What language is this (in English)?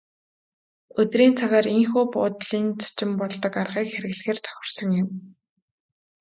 Mongolian